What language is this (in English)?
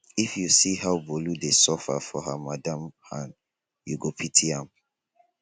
Nigerian Pidgin